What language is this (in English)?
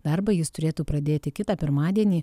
Lithuanian